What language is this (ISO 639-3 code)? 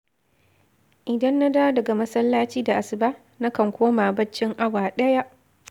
hau